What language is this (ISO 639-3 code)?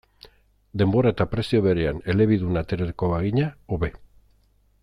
eus